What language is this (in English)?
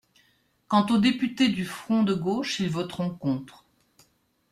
French